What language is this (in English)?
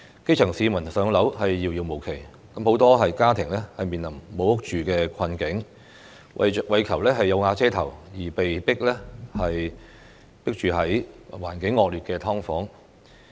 Cantonese